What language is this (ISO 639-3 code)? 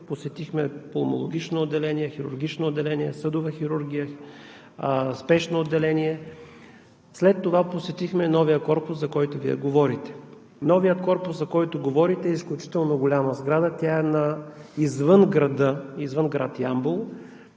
bul